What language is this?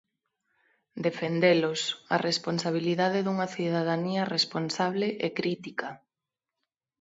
Galician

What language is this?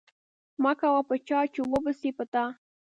Pashto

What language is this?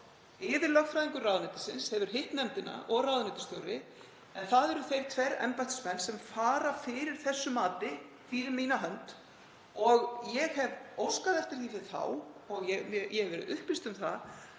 Icelandic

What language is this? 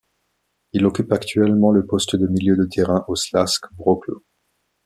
French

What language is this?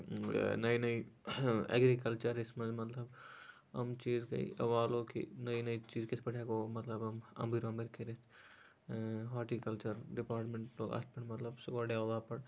Kashmiri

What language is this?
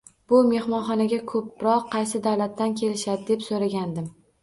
Uzbek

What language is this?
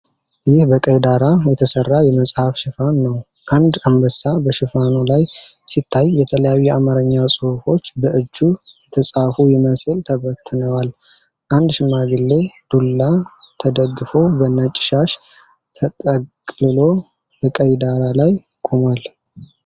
Amharic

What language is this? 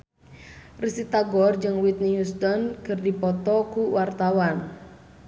Sundanese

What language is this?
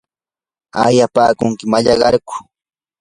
Yanahuanca Pasco Quechua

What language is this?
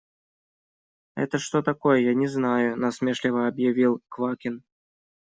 Russian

